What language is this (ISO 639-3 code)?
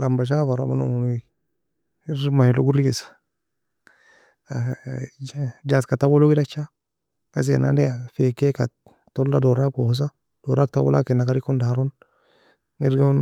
fia